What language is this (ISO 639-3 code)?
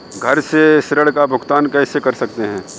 hin